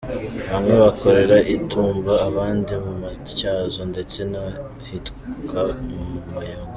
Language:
Kinyarwanda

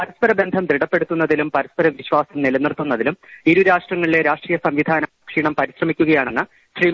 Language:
Malayalam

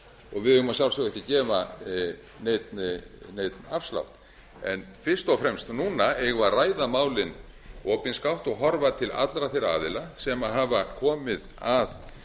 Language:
Icelandic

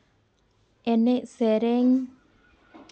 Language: Santali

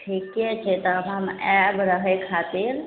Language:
Maithili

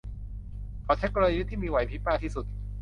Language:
Thai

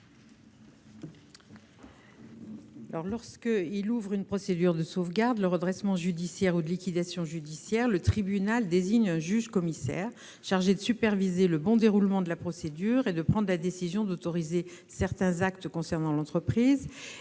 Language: French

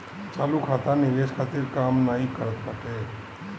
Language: Bhojpuri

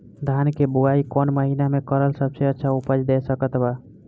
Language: Bhojpuri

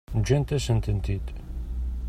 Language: Kabyle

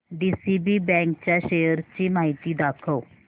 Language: Marathi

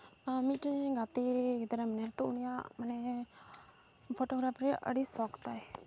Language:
Santali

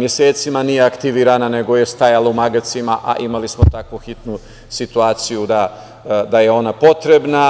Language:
Serbian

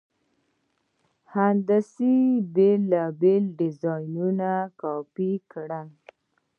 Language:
Pashto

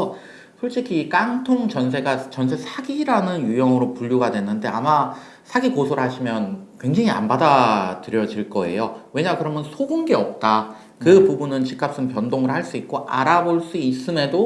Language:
Korean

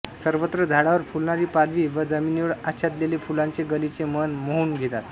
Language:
Marathi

